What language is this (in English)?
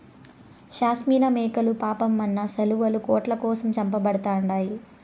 Telugu